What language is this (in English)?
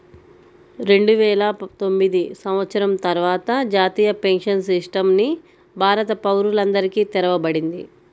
Telugu